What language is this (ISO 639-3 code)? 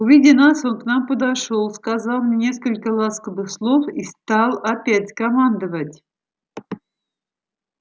rus